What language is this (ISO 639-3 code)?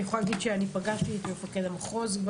heb